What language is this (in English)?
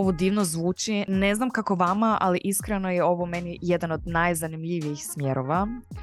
Croatian